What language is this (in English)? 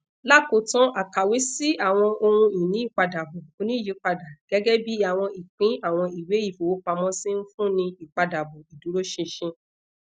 Yoruba